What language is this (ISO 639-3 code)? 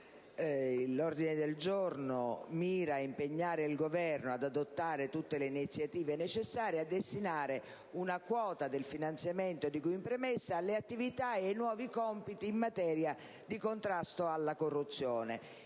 ita